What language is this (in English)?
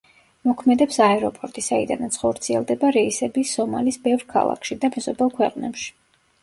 Georgian